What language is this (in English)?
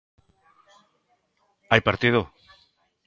Galician